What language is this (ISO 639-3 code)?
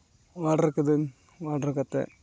sat